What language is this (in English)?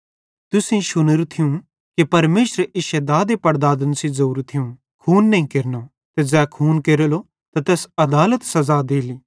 Bhadrawahi